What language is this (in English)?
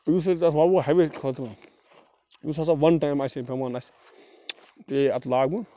Kashmiri